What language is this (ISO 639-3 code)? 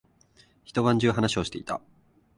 jpn